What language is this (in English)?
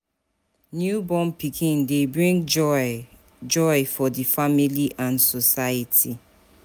Nigerian Pidgin